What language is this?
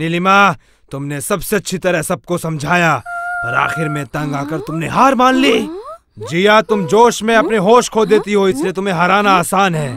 Hindi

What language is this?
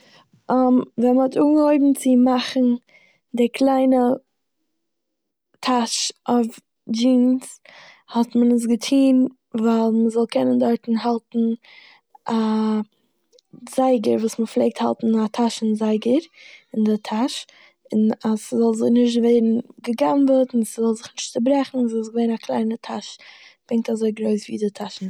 Yiddish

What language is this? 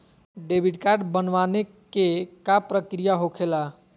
Magahi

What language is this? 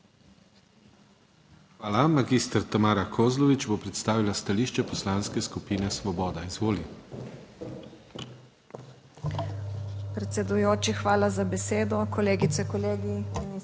Slovenian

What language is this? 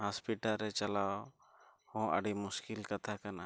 Santali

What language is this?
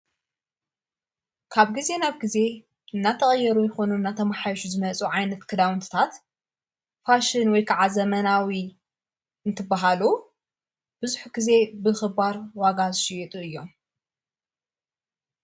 Tigrinya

